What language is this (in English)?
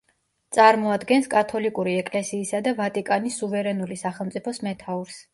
Georgian